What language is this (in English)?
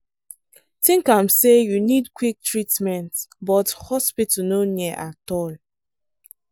Nigerian Pidgin